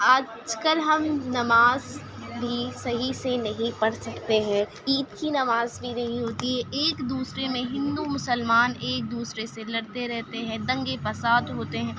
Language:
Urdu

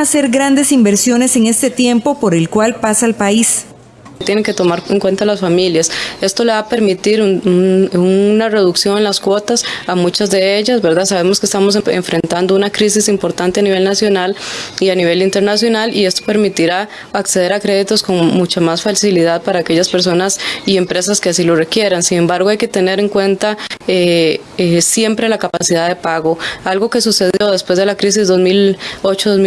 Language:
Spanish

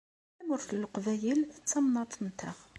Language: Kabyle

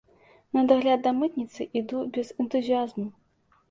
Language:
Belarusian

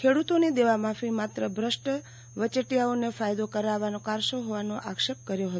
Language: Gujarati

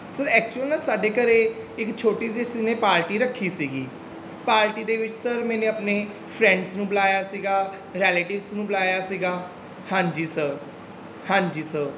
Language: Punjabi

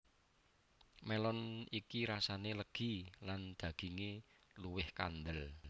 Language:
Javanese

